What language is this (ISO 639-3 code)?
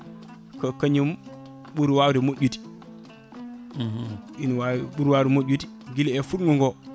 ful